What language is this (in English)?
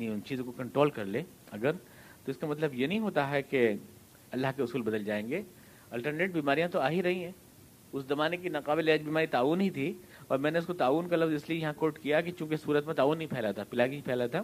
Urdu